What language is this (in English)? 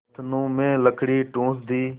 Hindi